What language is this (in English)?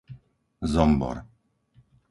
Slovak